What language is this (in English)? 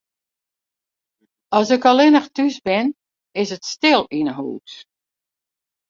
Western Frisian